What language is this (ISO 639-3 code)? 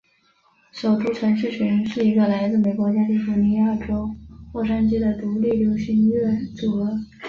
zho